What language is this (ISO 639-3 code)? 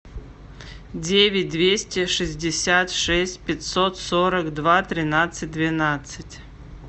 rus